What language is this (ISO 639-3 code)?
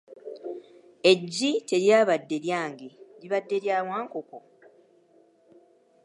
lug